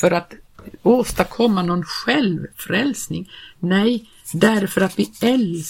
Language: Swedish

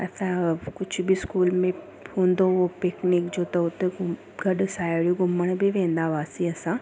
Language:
Sindhi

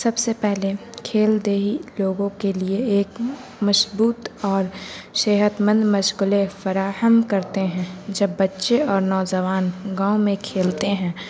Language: Urdu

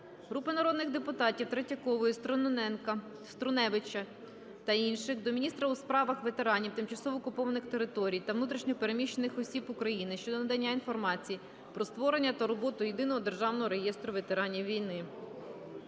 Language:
Ukrainian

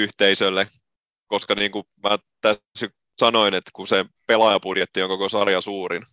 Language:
Finnish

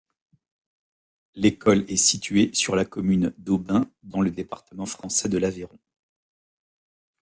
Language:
French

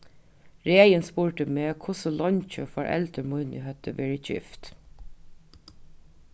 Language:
Faroese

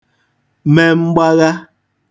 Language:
Igbo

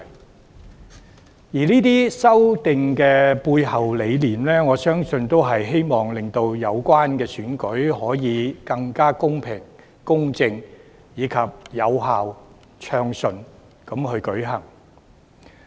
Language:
Cantonese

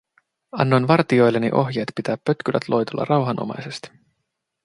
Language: Finnish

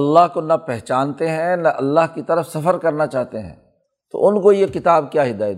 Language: Urdu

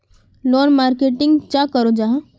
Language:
Magahi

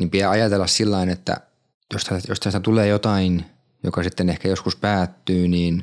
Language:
Finnish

